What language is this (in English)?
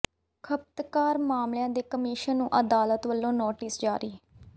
Punjabi